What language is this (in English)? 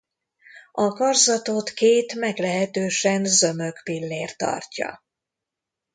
Hungarian